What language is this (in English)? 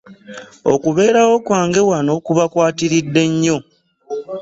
Ganda